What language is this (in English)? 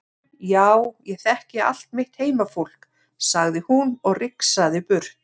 Icelandic